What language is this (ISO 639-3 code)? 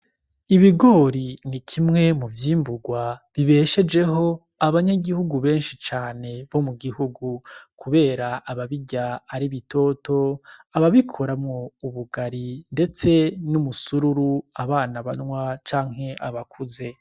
run